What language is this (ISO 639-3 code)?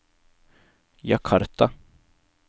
nor